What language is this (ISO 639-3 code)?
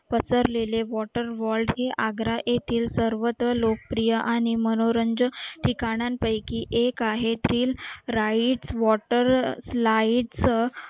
mar